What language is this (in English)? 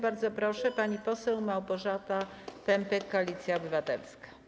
Polish